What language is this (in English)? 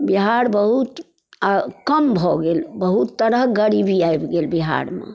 Maithili